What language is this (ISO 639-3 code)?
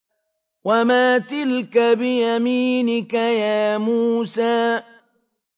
ara